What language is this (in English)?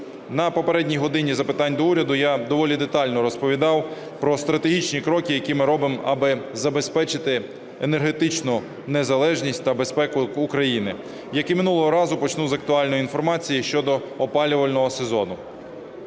Ukrainian